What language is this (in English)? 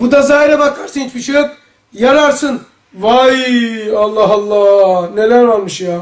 Turkish